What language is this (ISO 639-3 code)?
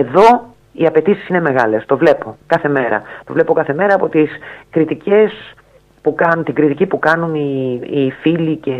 ell